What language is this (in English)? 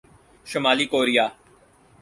Urdu